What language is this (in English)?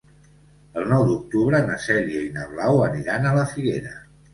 Catalan